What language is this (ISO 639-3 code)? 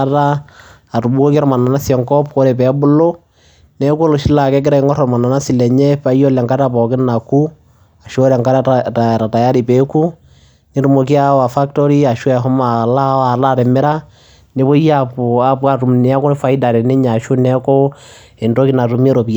mas